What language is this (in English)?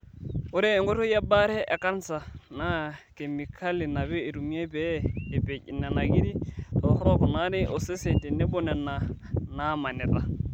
Masai